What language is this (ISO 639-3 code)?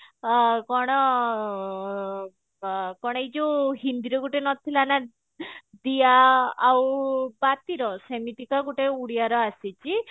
ori